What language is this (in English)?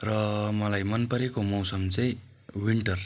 Nepali